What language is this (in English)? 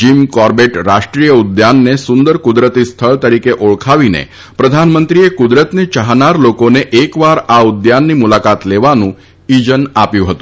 Gujarati